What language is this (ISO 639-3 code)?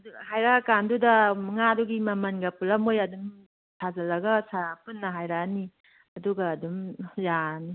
mni